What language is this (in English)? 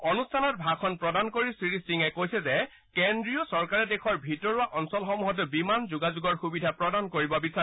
Assamese